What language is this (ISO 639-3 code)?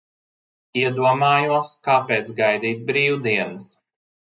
lav